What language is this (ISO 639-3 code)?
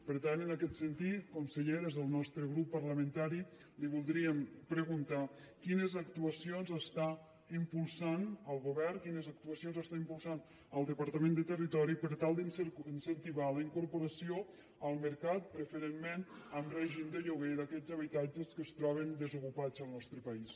cat